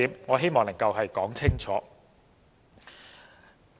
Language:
Cantonese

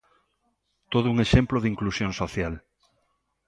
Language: Galician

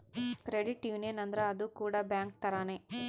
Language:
Kannada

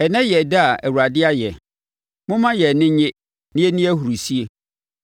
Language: Akan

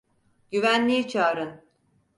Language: Turkish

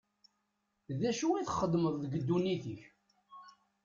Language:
Kabyle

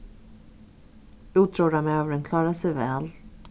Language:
Faroese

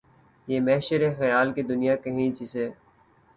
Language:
Urdu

